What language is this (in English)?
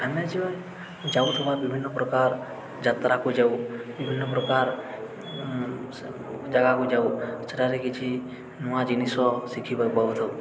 Odia